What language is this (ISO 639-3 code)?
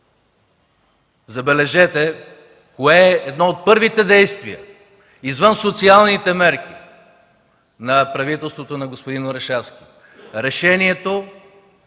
bul